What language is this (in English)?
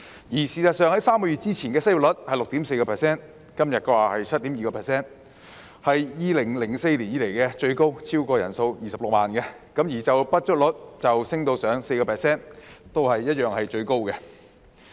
Cantonese